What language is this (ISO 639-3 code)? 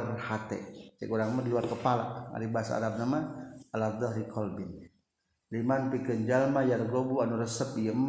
ind